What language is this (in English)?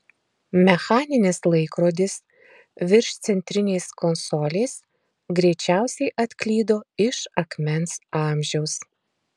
Lithuanian